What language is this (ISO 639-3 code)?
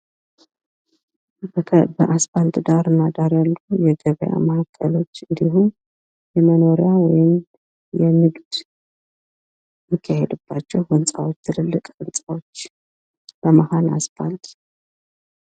amh